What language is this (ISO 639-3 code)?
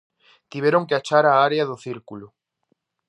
glg